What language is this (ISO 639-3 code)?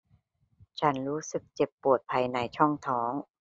tha